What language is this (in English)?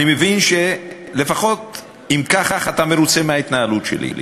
Hebrew